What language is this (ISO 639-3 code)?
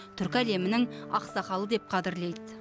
kaz